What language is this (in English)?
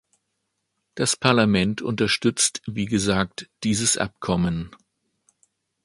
German